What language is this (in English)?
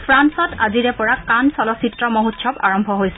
Assamese